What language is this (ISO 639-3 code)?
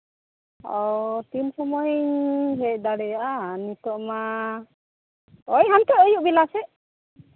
sat